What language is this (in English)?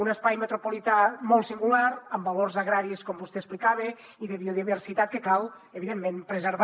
Catalan